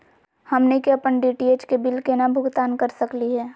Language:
Magahi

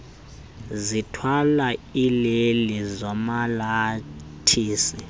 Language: Xhosa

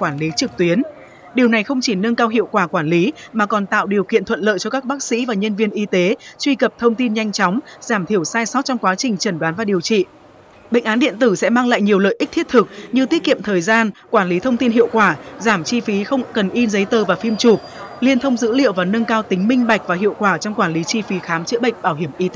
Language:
Vietnamese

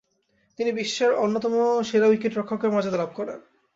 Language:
Bangla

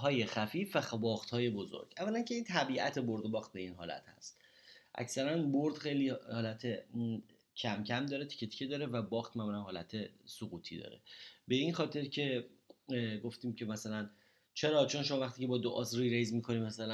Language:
Persian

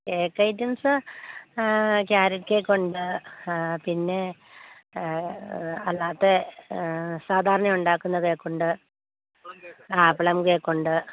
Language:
Malayalam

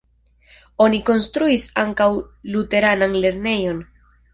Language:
Esperanto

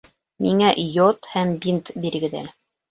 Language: Bashkir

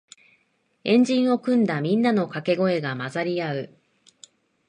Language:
Japanese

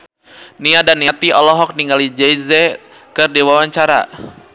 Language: Sundanese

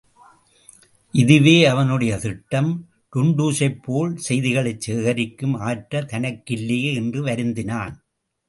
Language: Tamil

